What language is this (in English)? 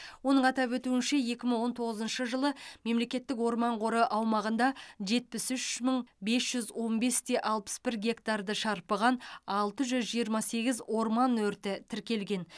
Kazakh